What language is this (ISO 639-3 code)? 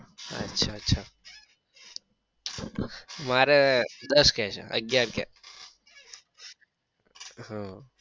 guj